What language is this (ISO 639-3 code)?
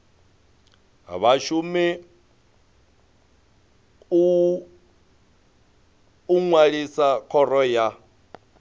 ven